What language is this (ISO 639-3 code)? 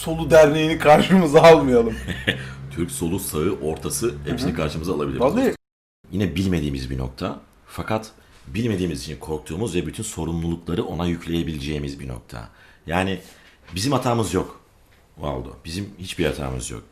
tur